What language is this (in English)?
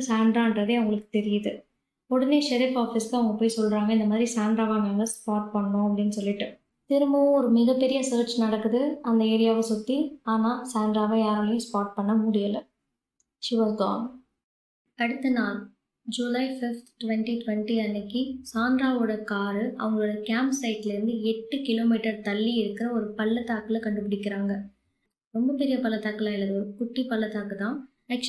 Tamil